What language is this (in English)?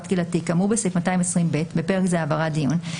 Hebrew